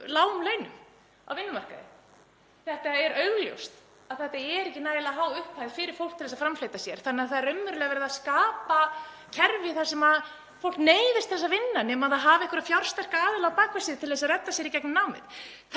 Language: Icelandic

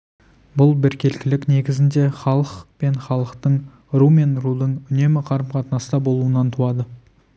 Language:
Kazakh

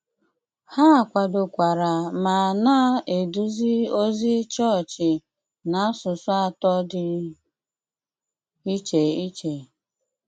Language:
Igbo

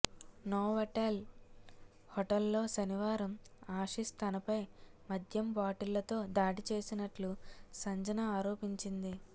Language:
Telugu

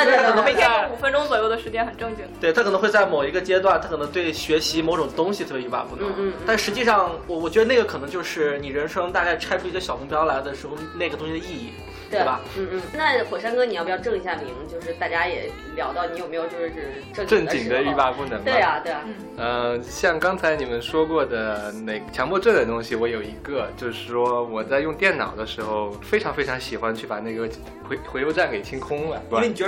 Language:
Chinese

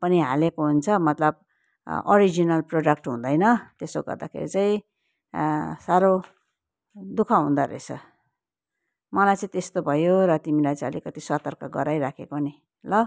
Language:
Nepali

